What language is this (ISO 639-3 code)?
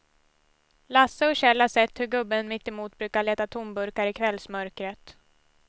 swe